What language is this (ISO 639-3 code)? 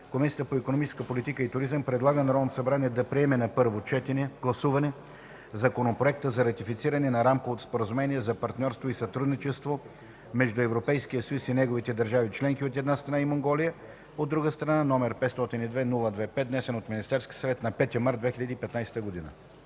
bul